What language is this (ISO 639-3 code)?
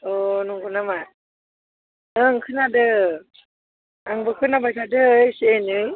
brx